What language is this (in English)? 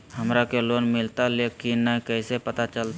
Magahi